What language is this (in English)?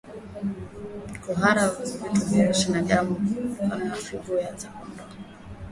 Swahili